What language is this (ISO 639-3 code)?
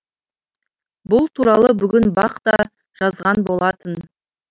kaz